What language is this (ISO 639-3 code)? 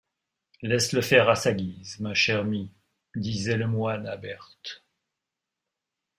fra